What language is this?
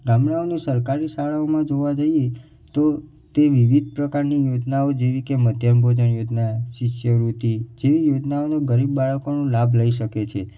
Gujarati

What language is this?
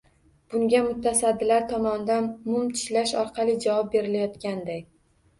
Uzbek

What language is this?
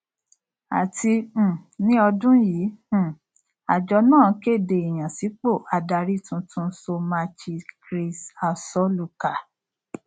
Yoruba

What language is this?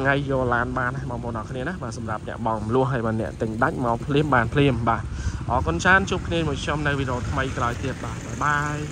Vietnamese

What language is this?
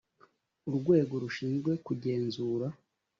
Kinyarwanda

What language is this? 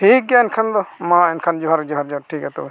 Santali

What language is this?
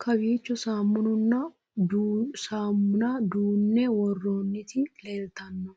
Sidamo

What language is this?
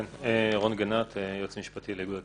Hebrew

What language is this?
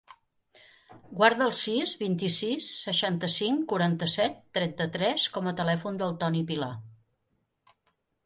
Catalan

